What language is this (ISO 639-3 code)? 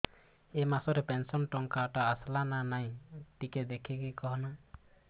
ori